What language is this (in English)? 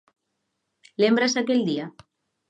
Galician